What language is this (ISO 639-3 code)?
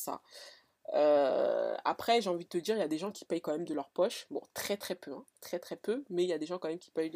fra